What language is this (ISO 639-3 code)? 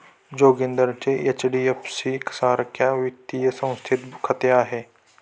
mar